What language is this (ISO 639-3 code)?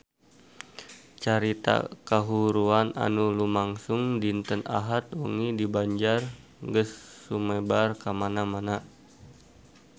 sun